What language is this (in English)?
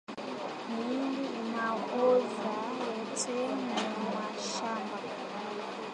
Swahili